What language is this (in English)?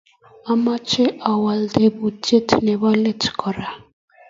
Kalenjin